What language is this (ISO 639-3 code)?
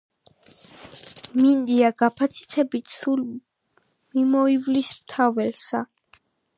kat